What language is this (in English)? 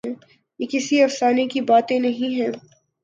Urdu